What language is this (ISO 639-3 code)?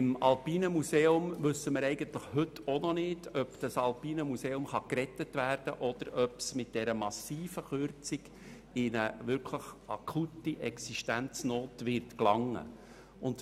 gsw